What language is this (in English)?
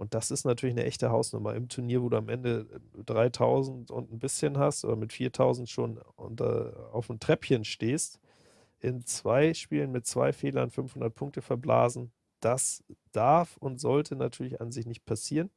German